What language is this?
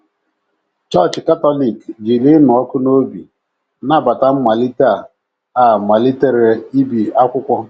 Igbo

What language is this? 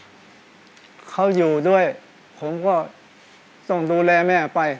Thai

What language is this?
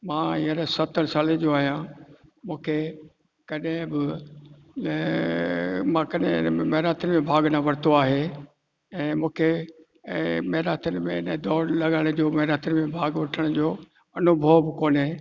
Sindhi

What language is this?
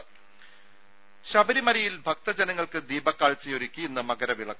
Malayalam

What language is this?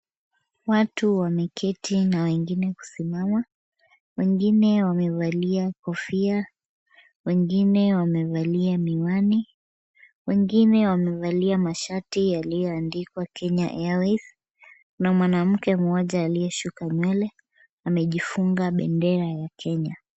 Swahili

